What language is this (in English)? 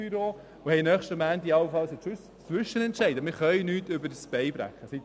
Swiss German